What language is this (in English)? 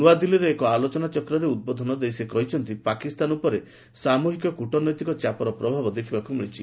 Odia